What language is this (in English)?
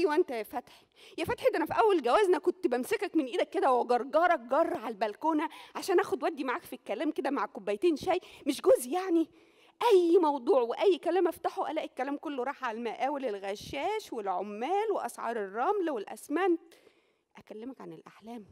Arabic